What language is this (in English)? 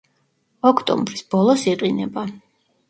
Georgian